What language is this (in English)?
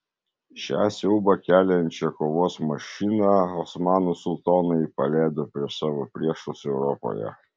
Lithuanian